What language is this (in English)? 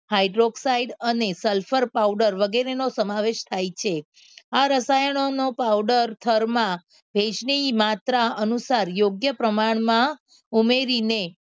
Gujarati